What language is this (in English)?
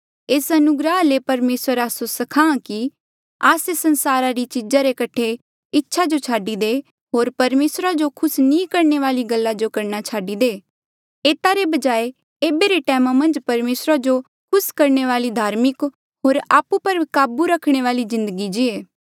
Mandeali